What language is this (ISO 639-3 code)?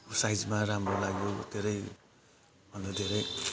nep